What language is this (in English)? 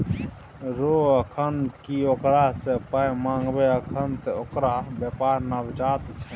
Maithili